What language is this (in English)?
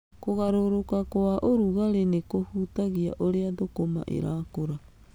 Kikuyu